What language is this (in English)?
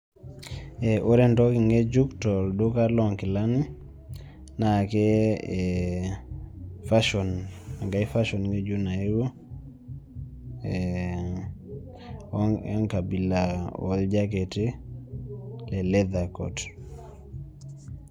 Masai